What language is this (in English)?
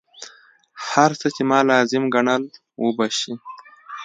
Pashto